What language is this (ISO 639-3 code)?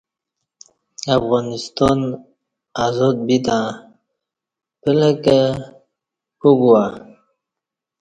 bsh